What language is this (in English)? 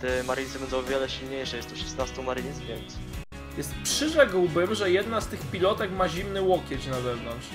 Polish